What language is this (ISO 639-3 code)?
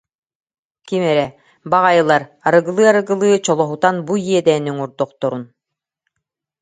sah